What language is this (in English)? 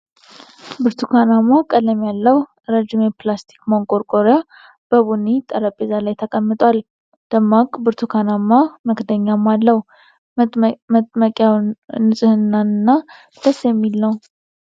Amharic